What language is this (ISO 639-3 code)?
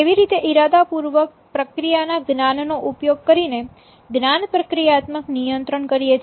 guj